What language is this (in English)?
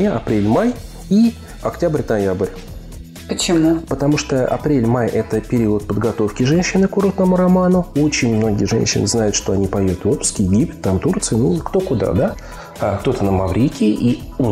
Russian